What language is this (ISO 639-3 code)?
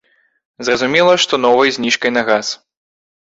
bel